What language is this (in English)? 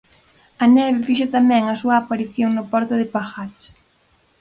Galician